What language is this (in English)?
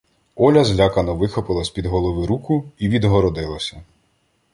Ukrainian